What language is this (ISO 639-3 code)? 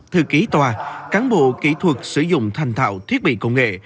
vie